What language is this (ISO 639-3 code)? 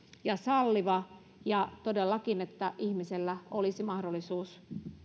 fin